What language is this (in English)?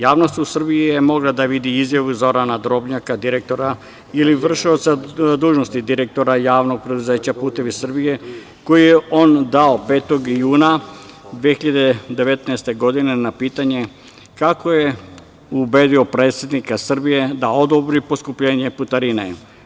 Serbian